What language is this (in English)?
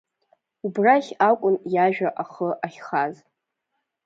Abkhazian